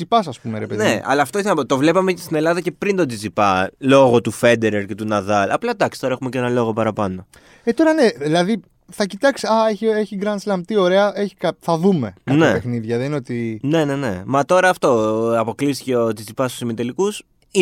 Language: Greek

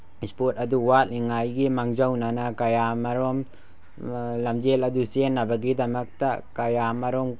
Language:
Manipuri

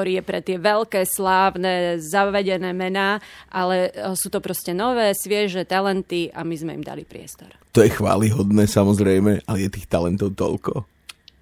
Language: Slovak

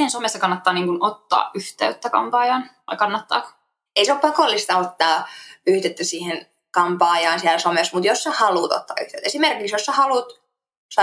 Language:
Finnish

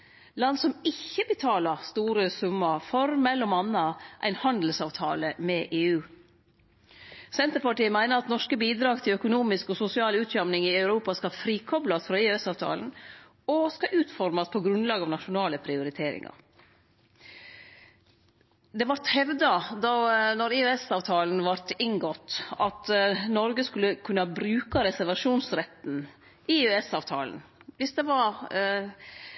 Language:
Norwegian Nynorsk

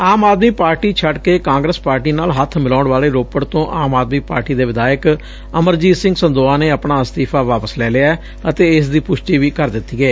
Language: Punjabi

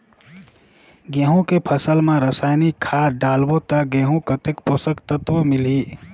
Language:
Chhattisgarhi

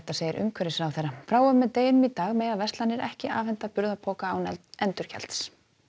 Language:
Icelandic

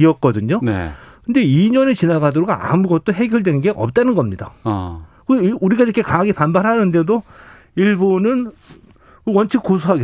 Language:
Korean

